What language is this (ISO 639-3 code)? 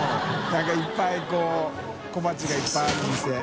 jpn